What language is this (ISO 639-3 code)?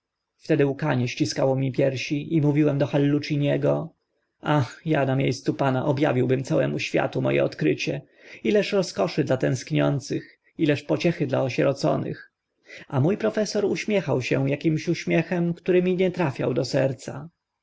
pol